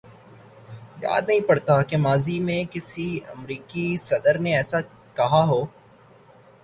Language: Urdu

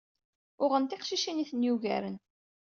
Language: Kabyle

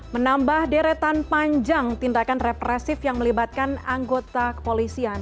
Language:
Indonesian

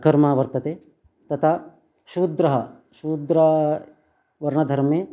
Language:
Sanskrit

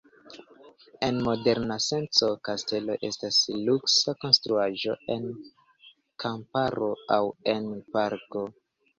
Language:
Esperanto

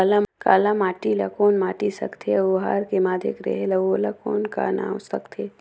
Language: Chhattisgarhi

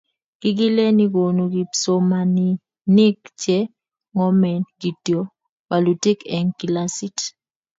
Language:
Kalenjin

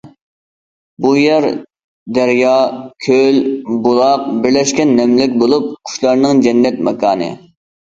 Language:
Uyghur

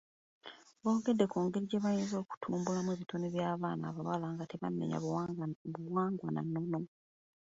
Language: Ganda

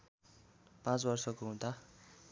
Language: Nepali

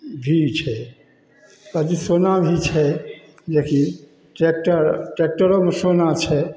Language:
Maithili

